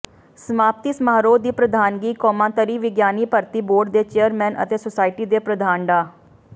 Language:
Punjabi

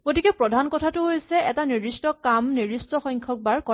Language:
Assamese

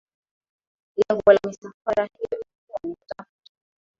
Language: Swahili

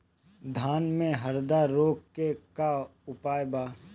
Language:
Bhojpuri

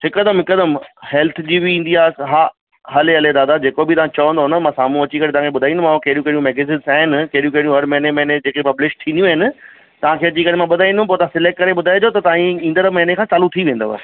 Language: Sindhi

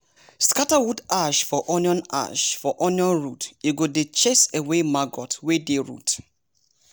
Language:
Nigerian Pidgin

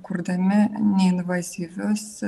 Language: Lithuanian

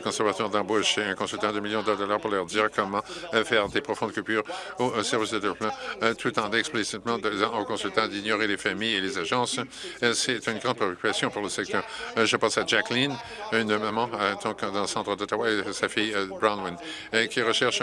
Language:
French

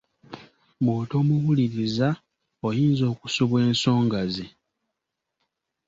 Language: Ganda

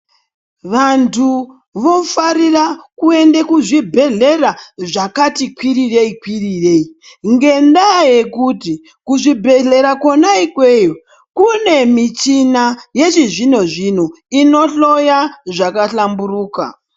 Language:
Ndau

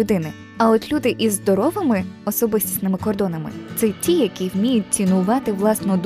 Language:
Ukrainian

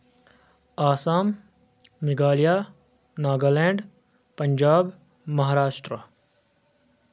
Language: Kashmiri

